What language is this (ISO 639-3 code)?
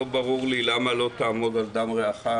heb